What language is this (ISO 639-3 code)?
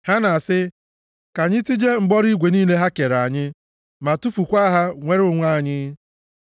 ibo